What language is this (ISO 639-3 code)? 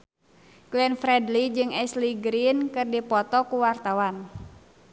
sun